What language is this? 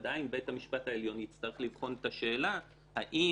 Hebrew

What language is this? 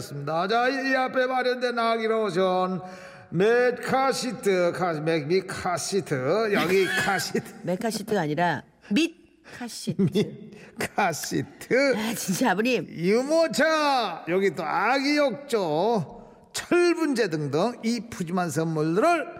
Korean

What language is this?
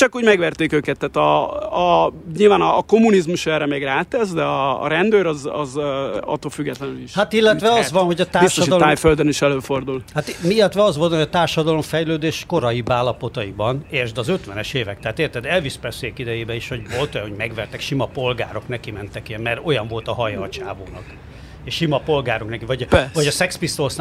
Hungarian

